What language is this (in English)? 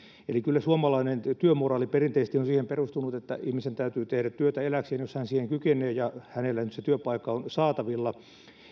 Finnish